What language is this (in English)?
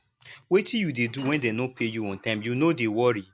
Nigerian Pidgin